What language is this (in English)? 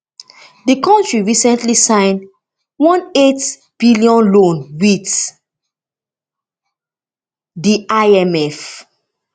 Nigerian Pidgin